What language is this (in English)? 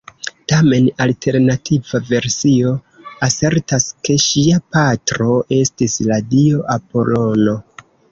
Esperanto